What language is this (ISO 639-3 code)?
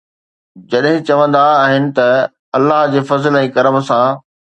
snd